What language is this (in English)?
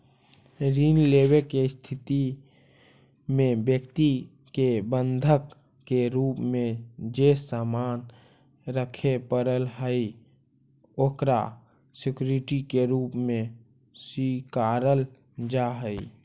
Magahi